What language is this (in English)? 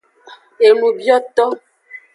Aja (Benin)